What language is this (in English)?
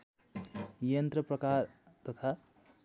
Nepali